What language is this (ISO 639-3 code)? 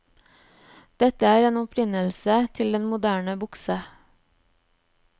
nor